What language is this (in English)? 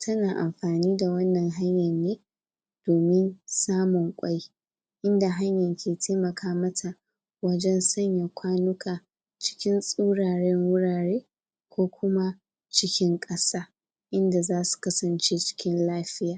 Hausa